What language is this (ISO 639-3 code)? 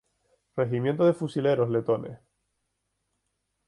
spa